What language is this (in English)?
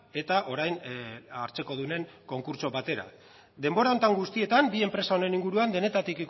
Basque